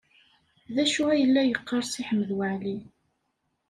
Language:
Kabyle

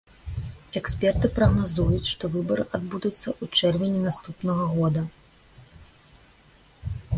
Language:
Belarusian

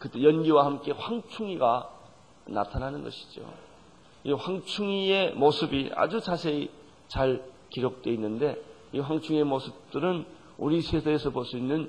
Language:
Korean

